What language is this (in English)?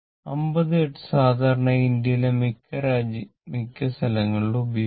Malayalam